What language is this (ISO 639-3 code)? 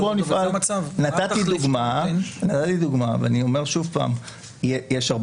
heb